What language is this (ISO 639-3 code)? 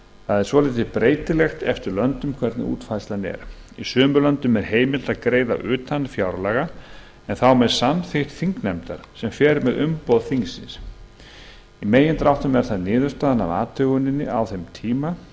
isl